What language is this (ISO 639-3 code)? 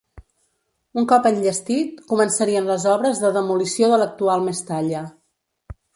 cat